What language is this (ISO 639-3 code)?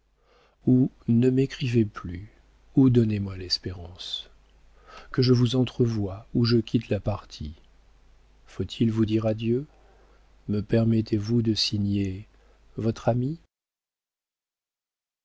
fra